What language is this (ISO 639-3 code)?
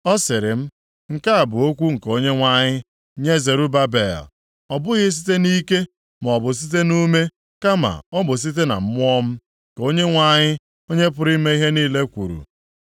ibo